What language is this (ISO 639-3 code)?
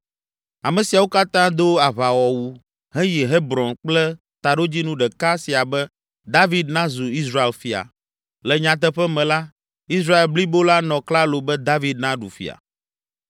ewe